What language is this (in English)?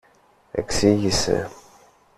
Greek